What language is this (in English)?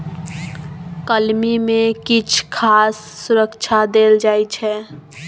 Maithili